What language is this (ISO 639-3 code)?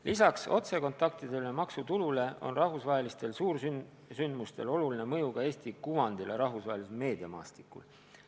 est